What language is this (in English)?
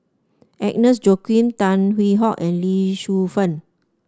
English